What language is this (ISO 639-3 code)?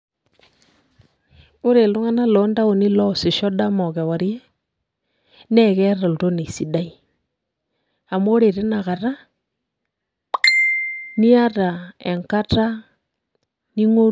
mas